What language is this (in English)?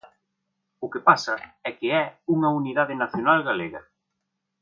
Galician